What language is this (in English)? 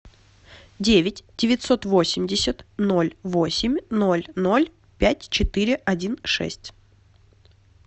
Russian